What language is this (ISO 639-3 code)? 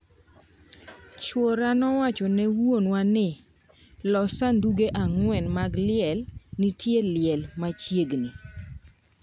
luo